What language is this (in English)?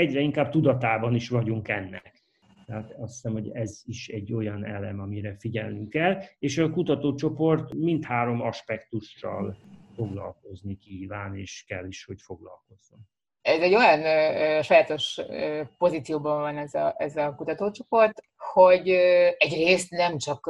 Hungarian